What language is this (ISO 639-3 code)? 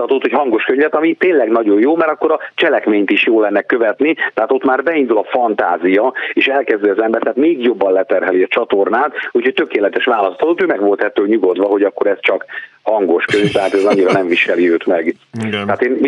hun